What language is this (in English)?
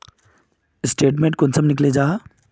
Magahi